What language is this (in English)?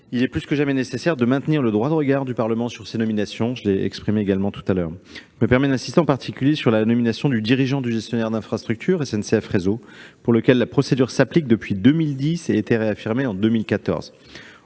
French